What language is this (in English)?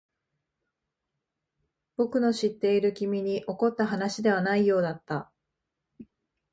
Japanese